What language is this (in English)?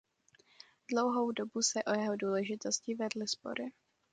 Czech